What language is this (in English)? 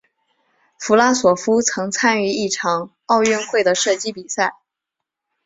Chinese